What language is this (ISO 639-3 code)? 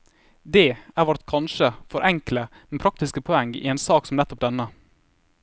nor